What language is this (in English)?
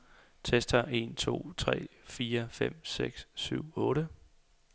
Danish